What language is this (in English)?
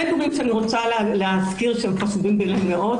Hebrew